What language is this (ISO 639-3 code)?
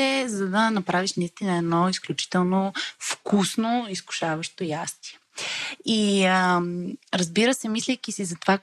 bul